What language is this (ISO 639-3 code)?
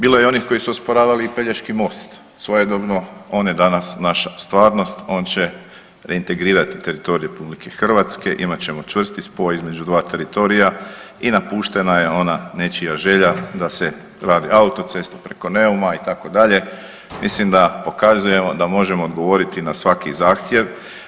hrv